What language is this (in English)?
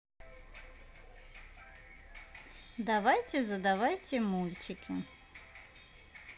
Russian